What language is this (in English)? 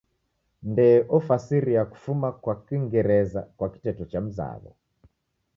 Taita